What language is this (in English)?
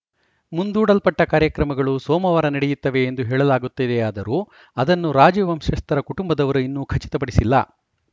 Kannada